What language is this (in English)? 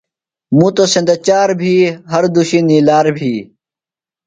Phalura